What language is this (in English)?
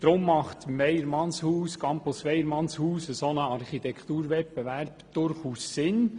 Swiss German